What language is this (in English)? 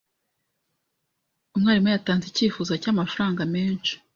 Kinyarwanda